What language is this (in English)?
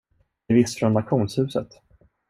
Swedish